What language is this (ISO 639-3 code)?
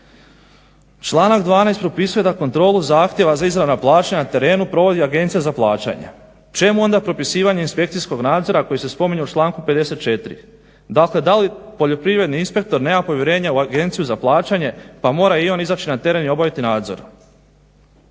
hrv